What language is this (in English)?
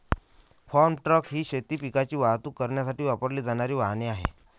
Marathi